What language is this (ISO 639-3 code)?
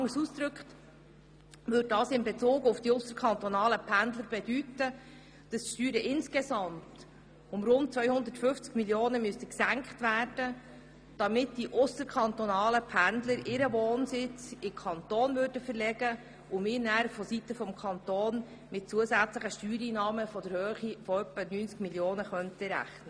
gsw